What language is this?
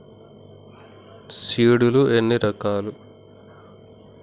Telugu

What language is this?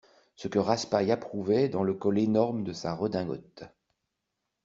French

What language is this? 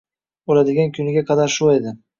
Uzbek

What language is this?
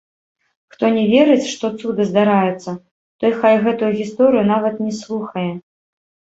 Belarusian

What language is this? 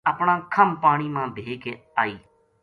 Gujari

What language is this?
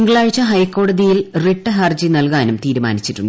Malayalam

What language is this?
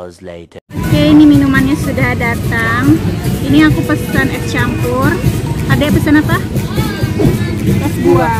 Indonesian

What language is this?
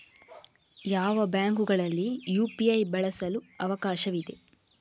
Kannada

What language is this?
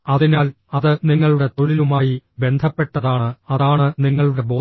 Malayalam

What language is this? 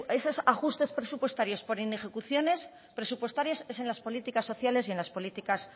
Spanish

